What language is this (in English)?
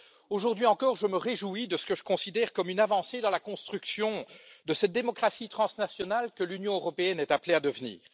French